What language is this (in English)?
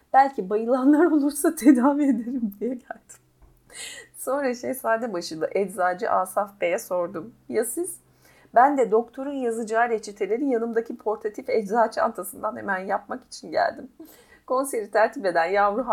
Turkish